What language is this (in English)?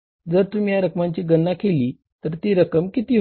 Marathi